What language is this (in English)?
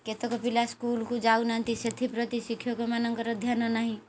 Odia